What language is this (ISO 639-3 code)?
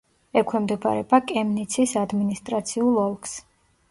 kat